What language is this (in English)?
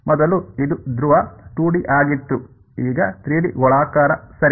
Kannada